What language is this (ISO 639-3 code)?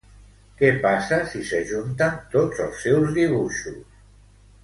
cat